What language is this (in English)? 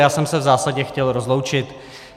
Czech